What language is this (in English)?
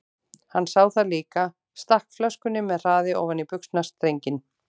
Icelandic